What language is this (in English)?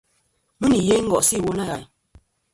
Kom